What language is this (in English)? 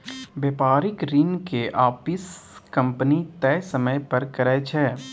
Maithili